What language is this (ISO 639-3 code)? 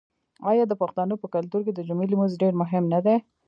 pus